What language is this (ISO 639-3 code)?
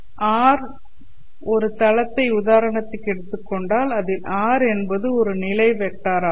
tam